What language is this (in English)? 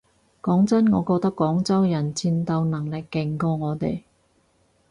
Cantonese